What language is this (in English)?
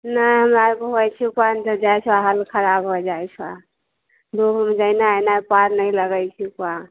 Maithili